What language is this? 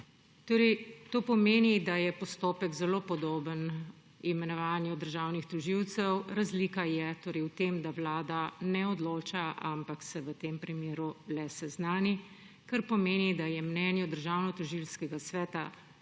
Slovenian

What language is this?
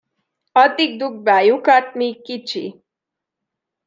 Hungarian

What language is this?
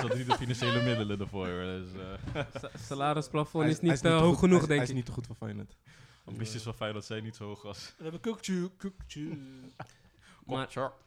Dutch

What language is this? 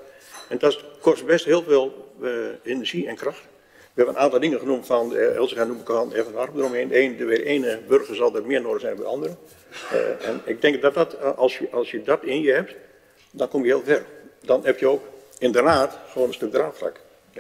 Dutch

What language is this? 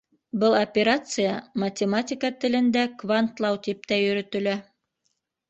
Bashkir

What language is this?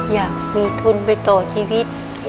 Thai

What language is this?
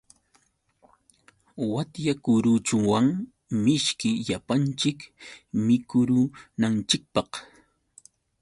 Yauyos Quechua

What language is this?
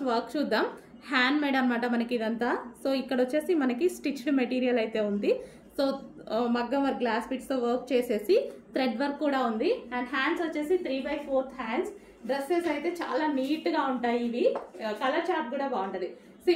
Telugu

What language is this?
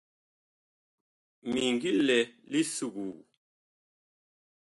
Bakoko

